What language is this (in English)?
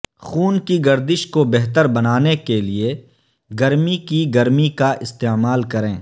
Urdu